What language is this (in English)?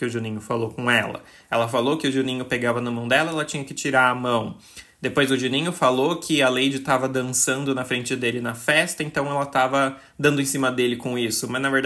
Portuguese